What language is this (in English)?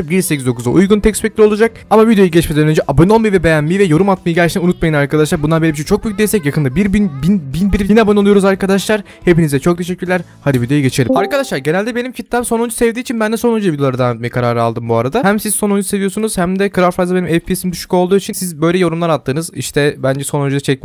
Turkish